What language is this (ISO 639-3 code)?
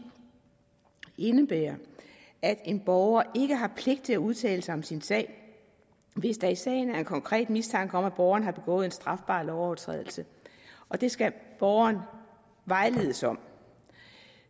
dan